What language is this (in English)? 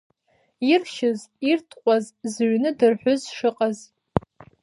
Abkhazian